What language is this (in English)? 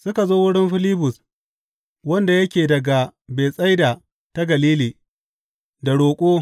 Hausa